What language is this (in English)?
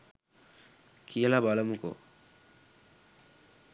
Sinhala